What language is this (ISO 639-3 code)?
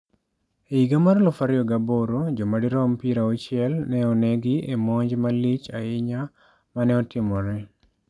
luo